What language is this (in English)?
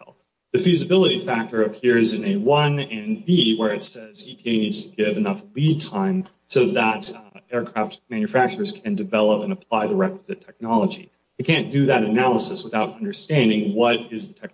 English